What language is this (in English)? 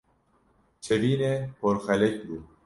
Kurdish